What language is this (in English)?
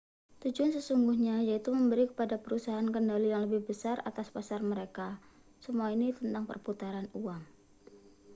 Indonesian